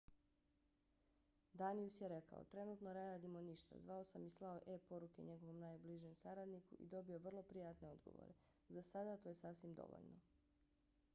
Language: Bosnian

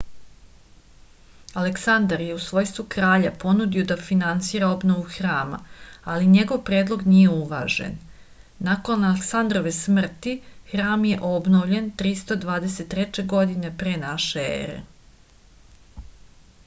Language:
Serbian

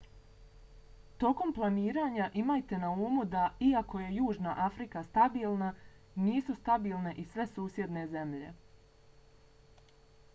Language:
Bosnian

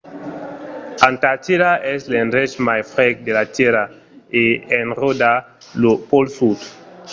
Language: Occitan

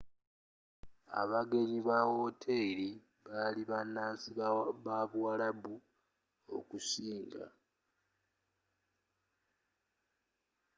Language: Ganda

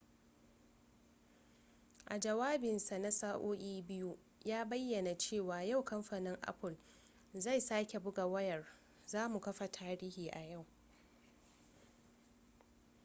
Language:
Hausa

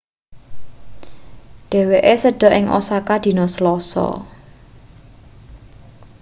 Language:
Javanese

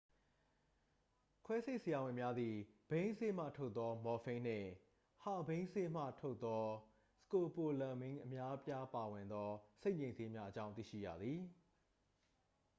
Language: Burmese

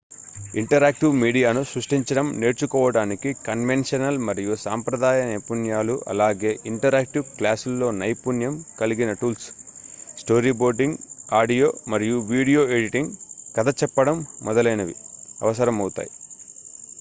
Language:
Telugu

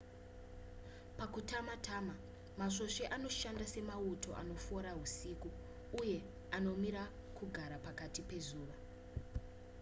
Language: Shona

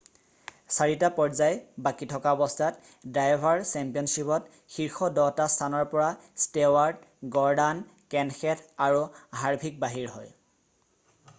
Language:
Assamese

